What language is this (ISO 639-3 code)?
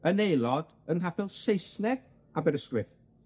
cym